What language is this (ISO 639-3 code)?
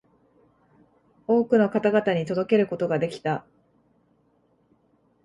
jpn